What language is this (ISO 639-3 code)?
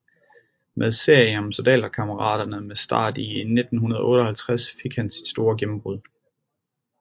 dan